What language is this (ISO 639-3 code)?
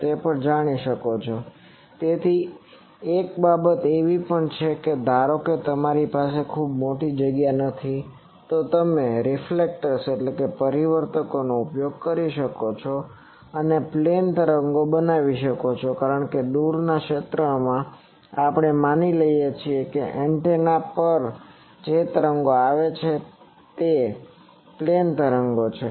guj